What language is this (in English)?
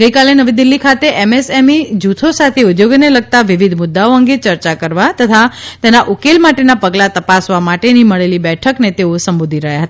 Gujarati